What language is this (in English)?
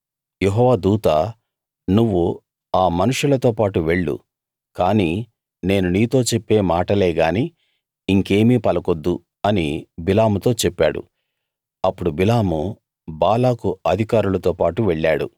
Telugu